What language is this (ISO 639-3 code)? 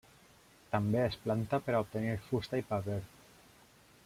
cat